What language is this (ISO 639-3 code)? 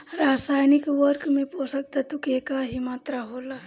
bho